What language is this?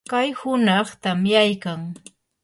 Yanahuanca Pasco Quechua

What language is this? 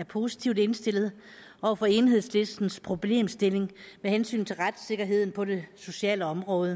Danish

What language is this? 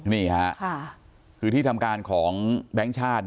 Thai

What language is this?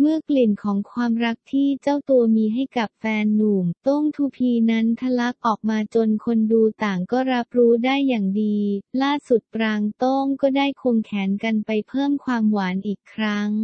Thai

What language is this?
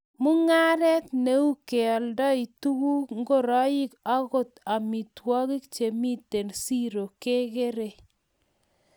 Kalenjin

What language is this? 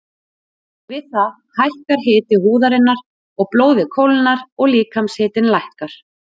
Icelandic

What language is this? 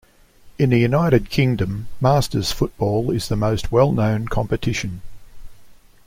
English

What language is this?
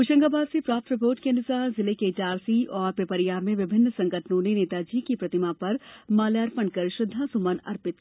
Hindi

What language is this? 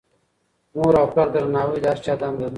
Pashto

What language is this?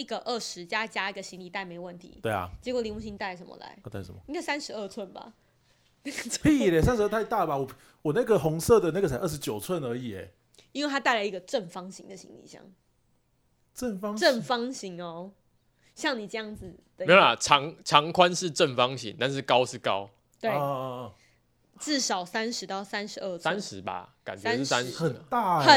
Chinese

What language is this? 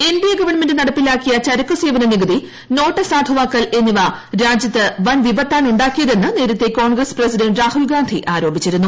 Malayalam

